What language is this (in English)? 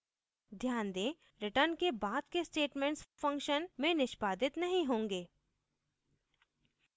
Hindi